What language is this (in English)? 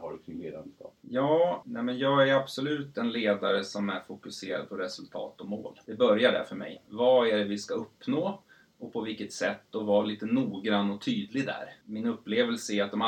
Swedish